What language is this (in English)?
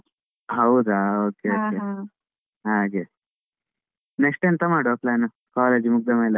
Kannada